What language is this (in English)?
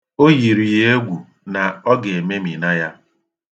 Igbo